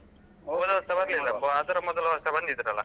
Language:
Kannada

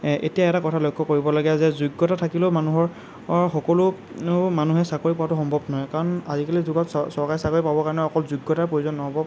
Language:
Assamese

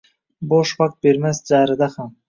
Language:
Uzbek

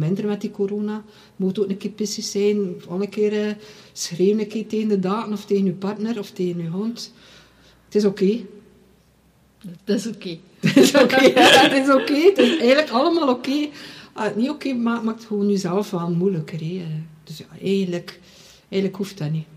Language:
Dutch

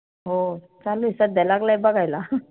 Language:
Marathi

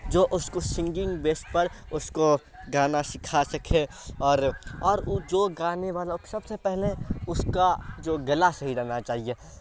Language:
Urdu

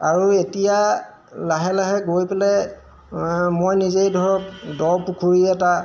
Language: Assamese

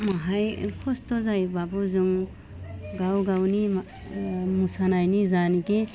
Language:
Bodo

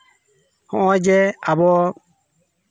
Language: Santali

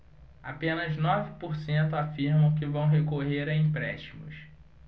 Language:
Portuguese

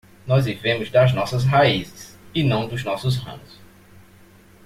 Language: Portuguese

